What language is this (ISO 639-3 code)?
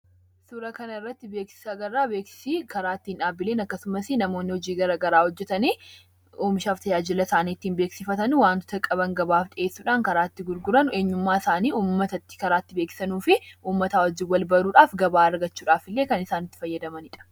orm